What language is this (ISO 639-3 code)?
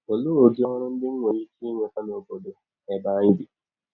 ibo